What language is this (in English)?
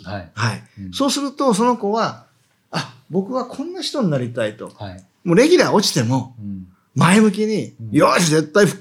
Japanese